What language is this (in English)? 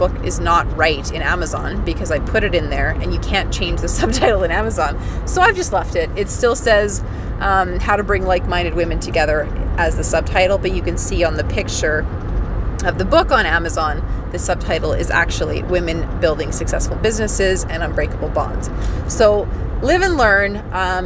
English